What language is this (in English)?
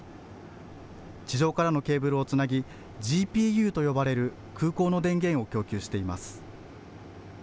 Japanese